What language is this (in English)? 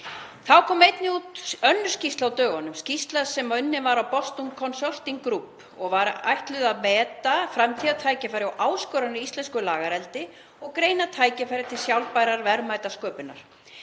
Icelandic